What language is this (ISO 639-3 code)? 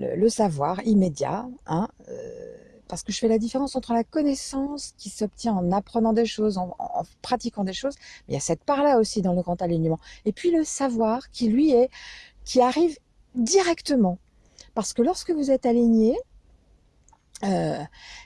fra